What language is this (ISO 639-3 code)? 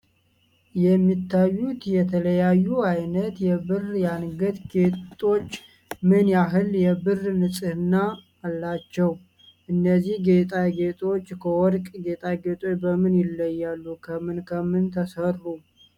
amh